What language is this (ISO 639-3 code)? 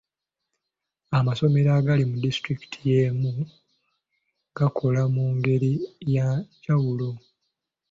lug